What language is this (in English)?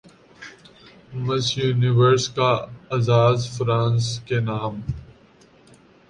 Urdu